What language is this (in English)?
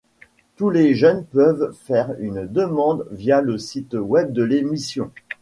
French